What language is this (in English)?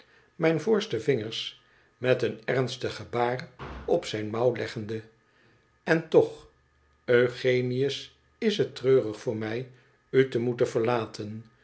Dutch